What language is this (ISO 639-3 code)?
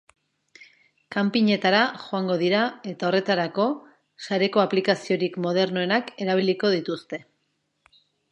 eus